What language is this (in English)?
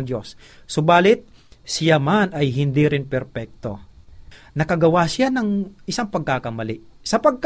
Filipino